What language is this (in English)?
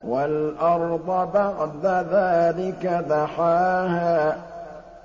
Arabic